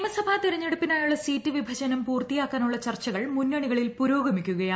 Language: Malayalam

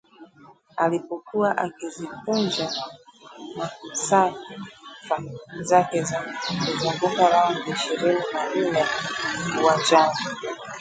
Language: Swahili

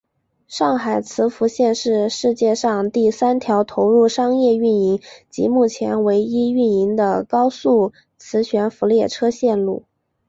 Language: Chinese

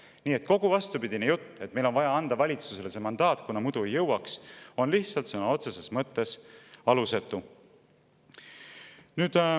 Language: Estonian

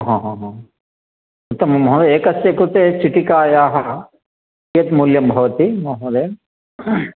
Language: Sanskrit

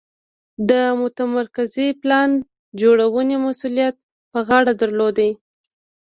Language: Pashto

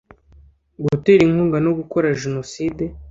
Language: Kinyarwanda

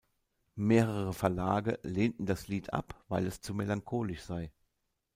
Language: German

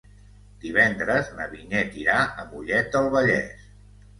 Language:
Catalan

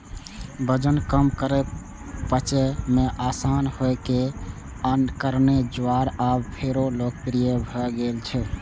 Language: Maithili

